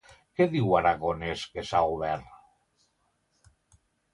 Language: Catalan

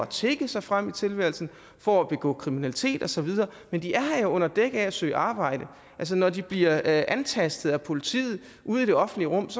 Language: Danish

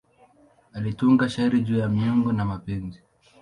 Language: Swahili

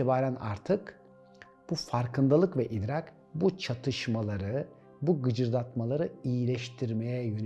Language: Turkish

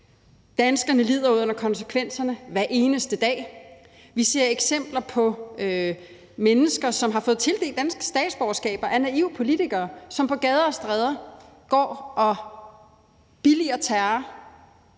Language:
Danish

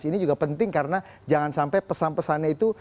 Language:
Indonesian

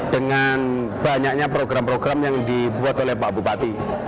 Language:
Indonesian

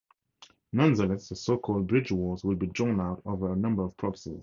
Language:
English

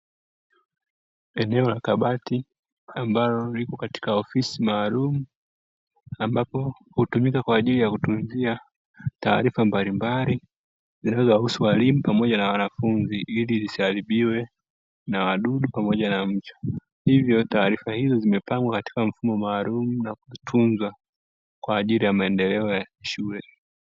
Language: Swahili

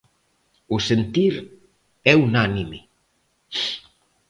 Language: Galician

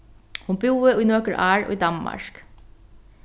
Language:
Faroese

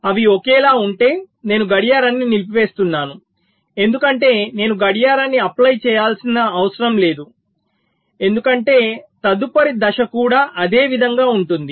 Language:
Telugu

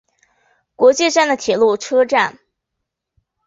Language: Chinese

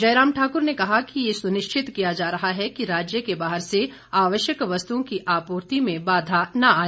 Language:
Hindi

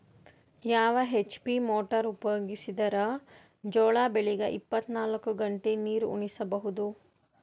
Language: Kannada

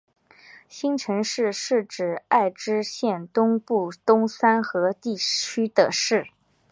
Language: Chinese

